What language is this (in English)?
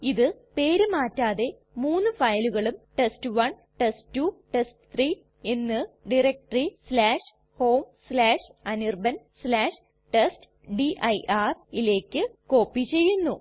Malayalam